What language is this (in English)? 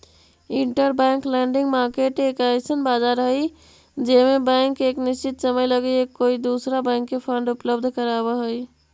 Magahi